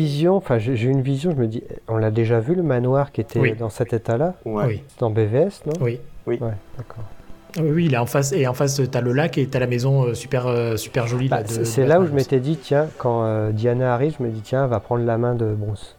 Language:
French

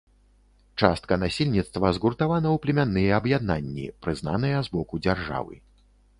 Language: Belarusian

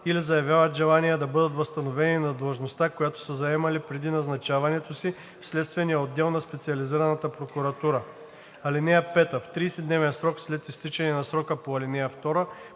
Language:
Bulgarian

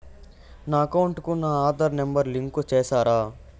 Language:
Telugu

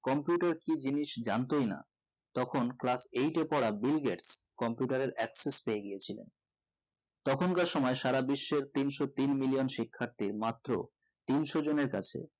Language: Bangla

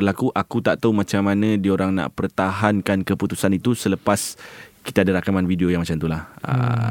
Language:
Malay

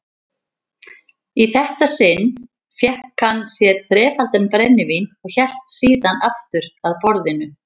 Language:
Icelandic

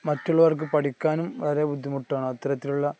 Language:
Malayalam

